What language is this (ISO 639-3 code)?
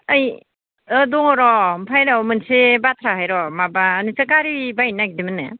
brx